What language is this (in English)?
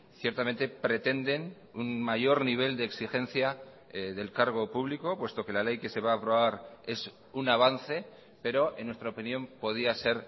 Spanish